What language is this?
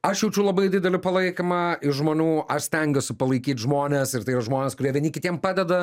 Lithuanian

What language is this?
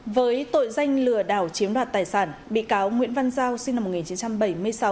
Vietnamese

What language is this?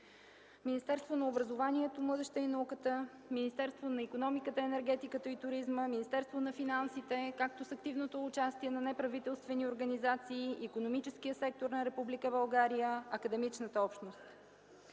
Bulgarian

